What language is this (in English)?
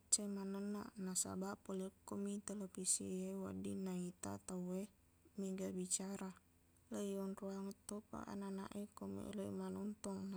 Buginese